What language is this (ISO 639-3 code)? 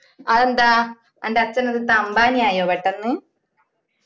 mal